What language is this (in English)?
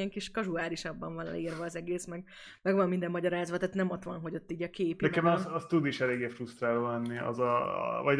Hungarian